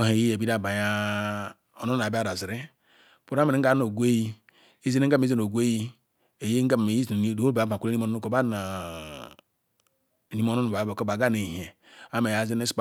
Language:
Ikwere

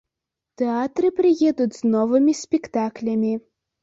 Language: Belarusian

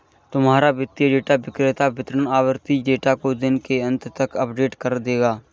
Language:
Hindi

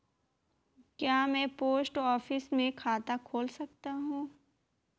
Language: Hindi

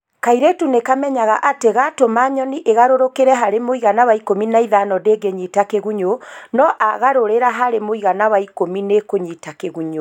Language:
Kikuyu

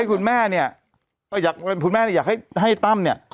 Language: Thai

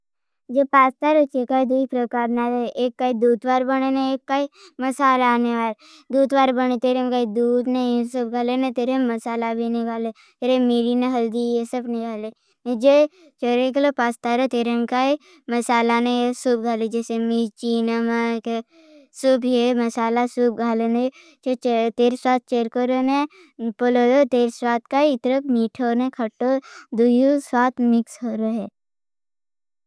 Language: Bhili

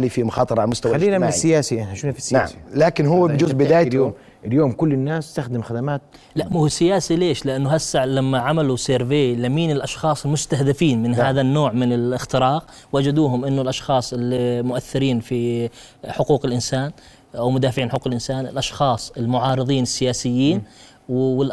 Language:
Arabic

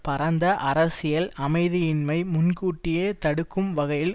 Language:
Tamil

